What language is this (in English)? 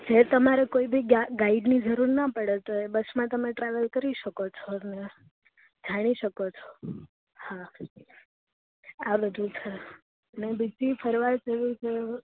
Gujarati